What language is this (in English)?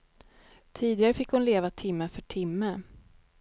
Swedish